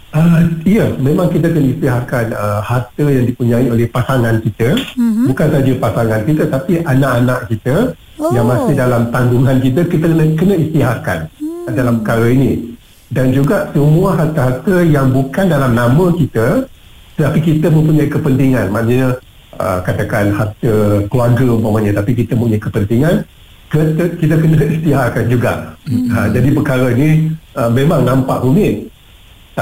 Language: Malay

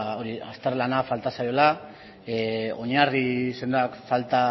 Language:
Basque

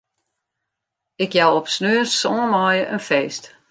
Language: Western Frisian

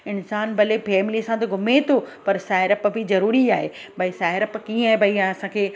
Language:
Sindhi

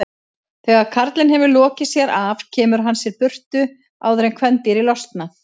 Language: Icelandic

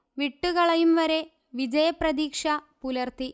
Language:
Malayalam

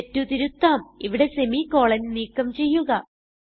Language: Malayalam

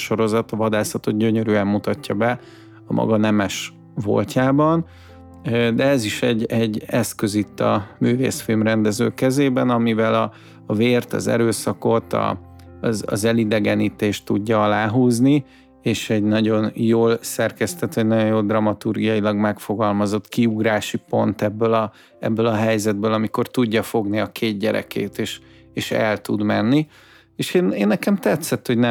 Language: Hungarian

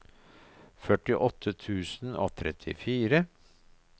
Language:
Norwegian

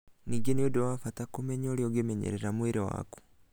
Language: Kikuyu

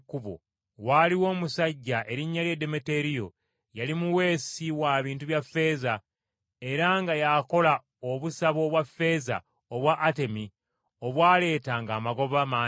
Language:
Ganda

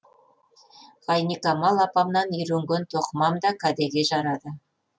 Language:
Kazakh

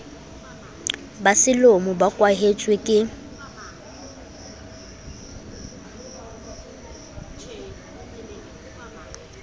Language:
Southern Sotho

